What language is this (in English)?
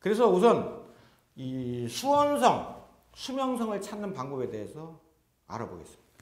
Korean